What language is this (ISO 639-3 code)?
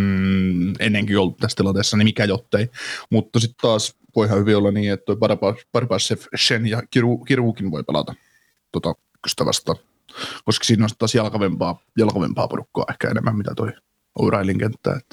fin